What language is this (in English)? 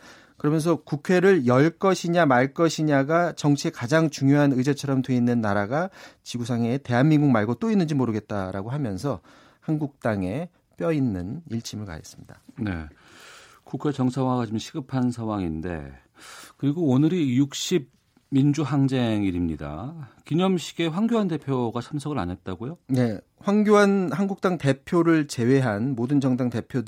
Korean